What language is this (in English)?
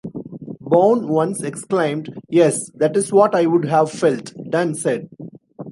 English